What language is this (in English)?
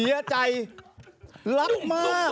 Thai